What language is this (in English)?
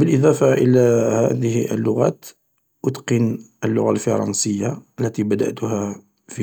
Algerian Arabic